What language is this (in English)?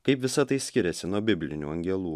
Lithuanian